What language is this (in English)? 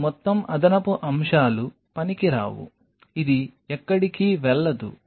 Telugu